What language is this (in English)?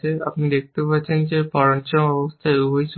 Bangla